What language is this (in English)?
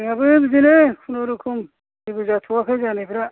Bodo